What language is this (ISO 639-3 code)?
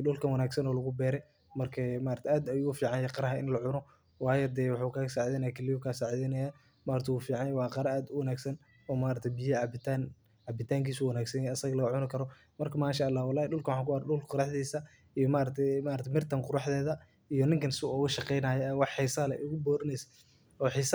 som